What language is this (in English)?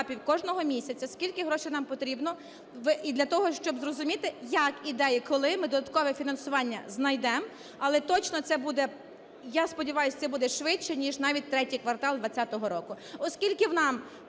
Ukrainian